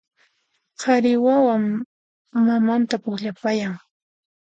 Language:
Puno Quechua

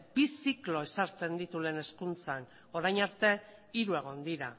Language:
Basque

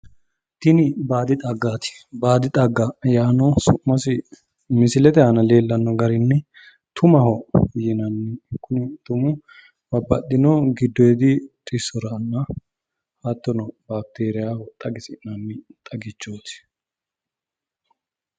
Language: Sidamo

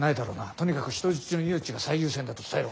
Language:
Japanese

